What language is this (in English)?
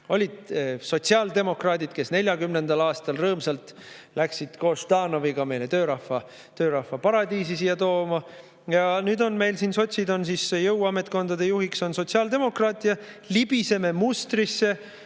Estonian